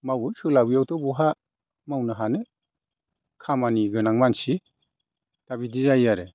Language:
Bodo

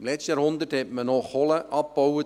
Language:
Swiss German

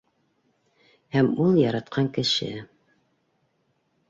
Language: Bashkir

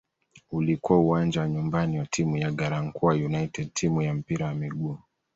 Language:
Swahili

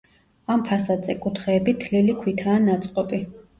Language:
Georgian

